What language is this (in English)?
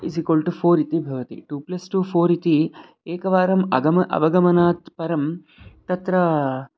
Sanskrit